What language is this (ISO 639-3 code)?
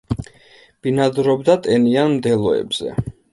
kat